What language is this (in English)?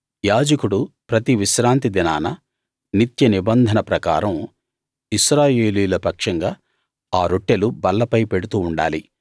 Telugu